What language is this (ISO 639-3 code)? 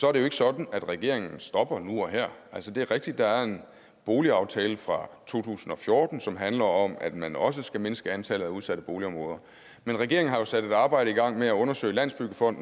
dan